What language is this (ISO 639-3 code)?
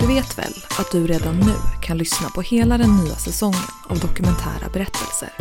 swe